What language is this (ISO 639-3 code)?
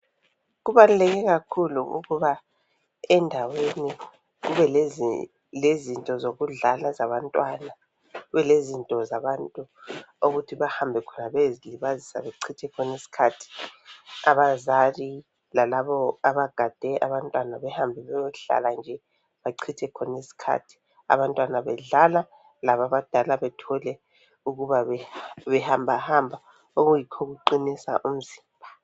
nde